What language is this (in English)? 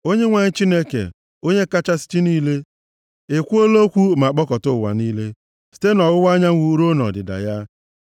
Igbo